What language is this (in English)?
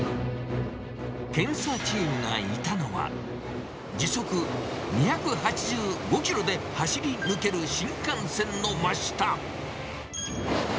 Japanese